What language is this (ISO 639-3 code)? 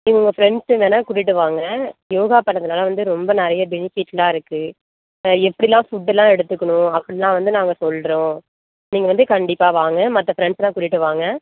tam